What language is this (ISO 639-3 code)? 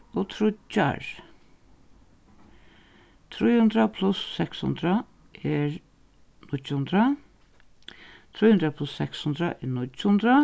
fao